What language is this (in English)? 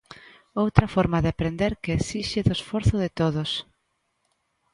Galician